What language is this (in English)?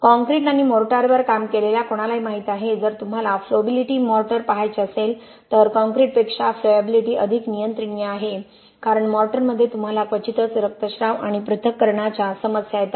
Marathi